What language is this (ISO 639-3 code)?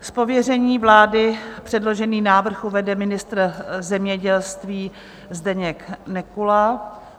ces